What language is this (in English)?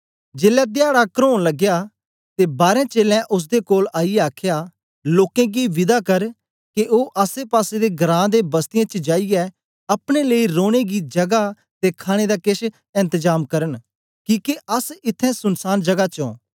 Dogri